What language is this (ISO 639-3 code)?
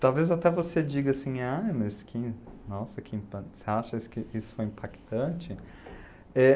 por